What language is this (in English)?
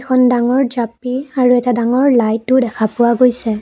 Assamese